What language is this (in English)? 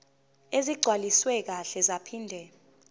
Zulu